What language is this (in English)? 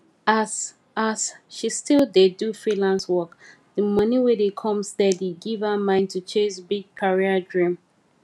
Nigerian Pidgin